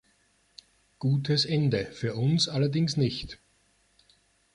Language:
German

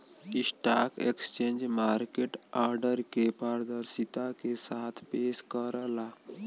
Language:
Bhojpuri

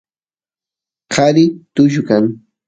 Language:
Santiago del Estero Quichua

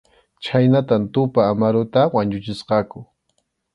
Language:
Arequipa-La Unión Quechua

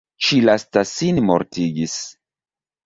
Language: Esperanto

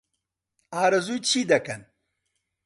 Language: Central Kurdish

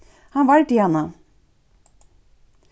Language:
Faroese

